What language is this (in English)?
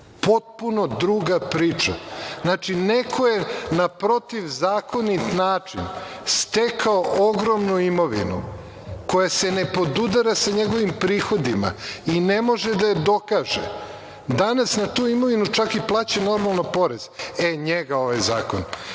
Serbian